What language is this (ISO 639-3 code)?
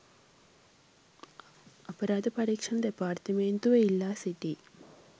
sin